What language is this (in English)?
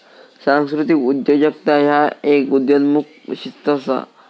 Marathi